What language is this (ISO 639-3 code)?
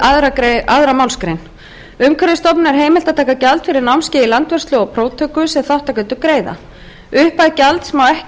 isl